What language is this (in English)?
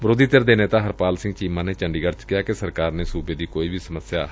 Punjabi